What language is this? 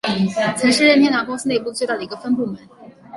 Chinese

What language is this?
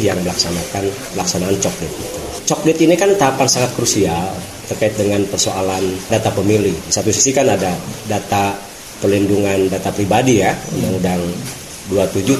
Indonesian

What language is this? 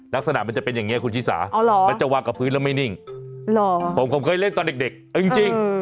Thai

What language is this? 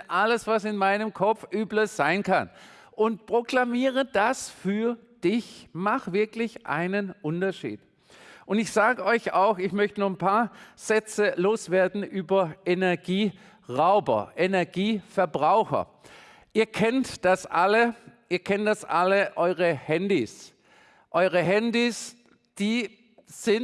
German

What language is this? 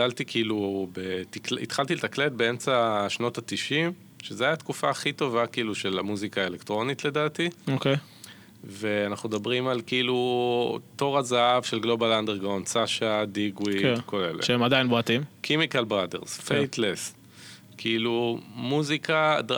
Hebrew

